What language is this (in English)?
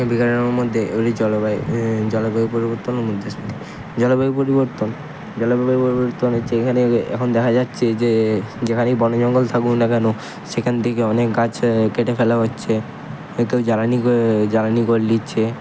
Bangla